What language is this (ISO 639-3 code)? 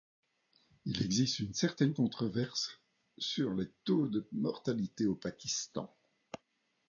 fra